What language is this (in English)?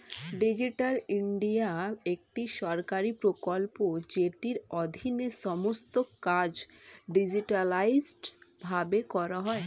Bangla